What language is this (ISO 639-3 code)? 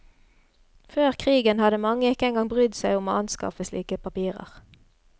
nor